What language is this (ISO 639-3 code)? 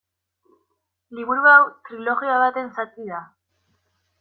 eus